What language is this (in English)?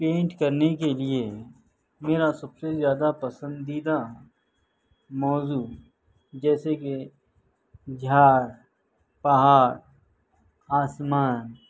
Urdu